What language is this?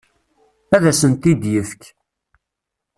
Kabyle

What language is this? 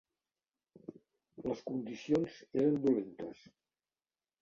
Catalan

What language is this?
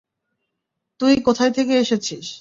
Bangla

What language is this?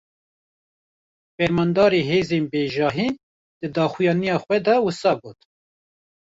Kurdish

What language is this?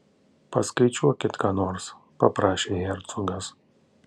Lithuanian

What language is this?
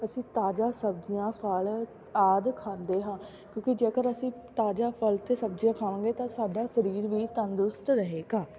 Punjabi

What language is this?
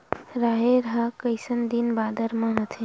Chhattisgarhi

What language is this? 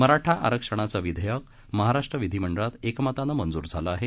Marathi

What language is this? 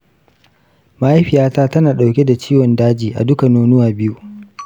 Hausa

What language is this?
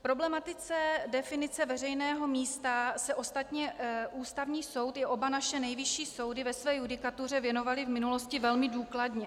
Czech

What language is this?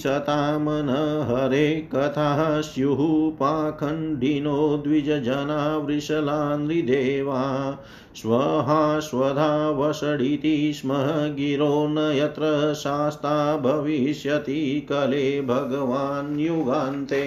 Hindi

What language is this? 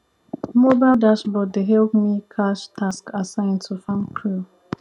Nigerian Pidgin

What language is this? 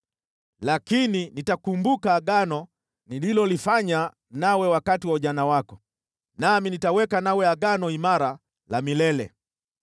Swahili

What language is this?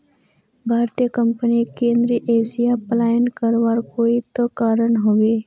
Magahi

